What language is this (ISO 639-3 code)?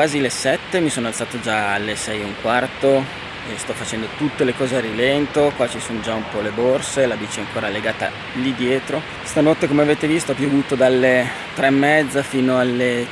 ita